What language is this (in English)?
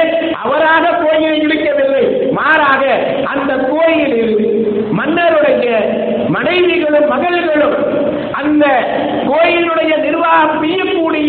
Tamil